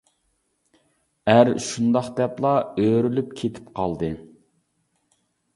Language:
Uyghur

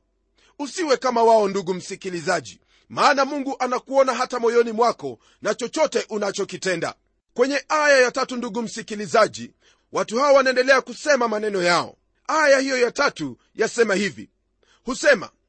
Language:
Swahili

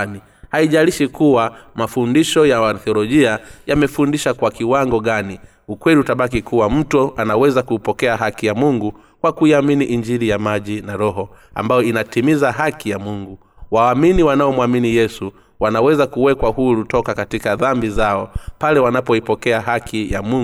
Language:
Swahili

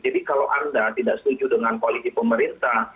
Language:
Indonesian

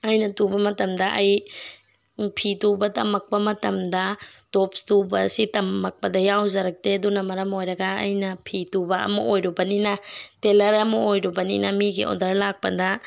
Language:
Manipuri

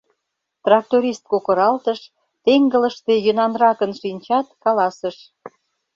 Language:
Mari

